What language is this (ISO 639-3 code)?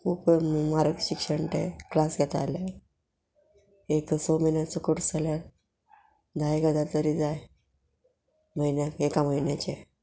kok